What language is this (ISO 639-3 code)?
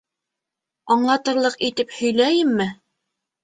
bak